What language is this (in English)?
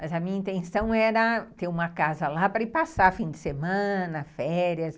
Portuguese